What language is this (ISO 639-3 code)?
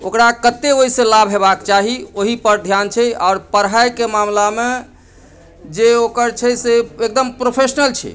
mai